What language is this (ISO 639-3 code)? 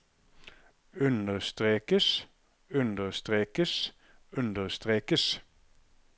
nor